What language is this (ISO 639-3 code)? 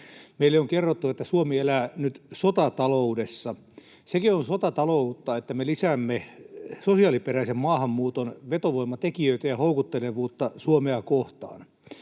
fin